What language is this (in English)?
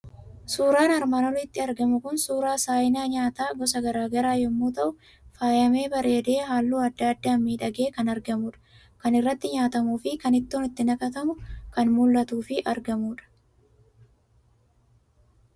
Oromo